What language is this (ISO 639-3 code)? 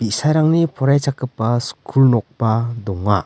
grt